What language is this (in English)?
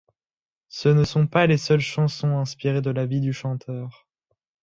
French